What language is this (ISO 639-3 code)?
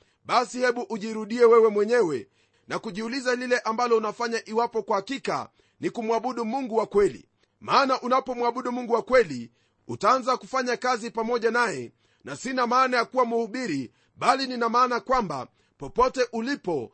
swa